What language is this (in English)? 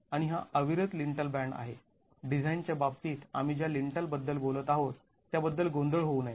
Marathi